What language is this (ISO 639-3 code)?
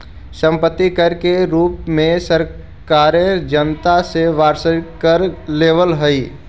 mag